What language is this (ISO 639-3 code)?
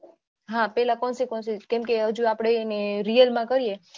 guj